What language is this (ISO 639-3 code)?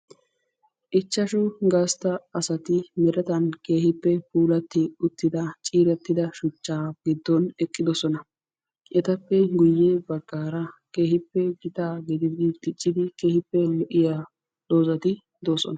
wal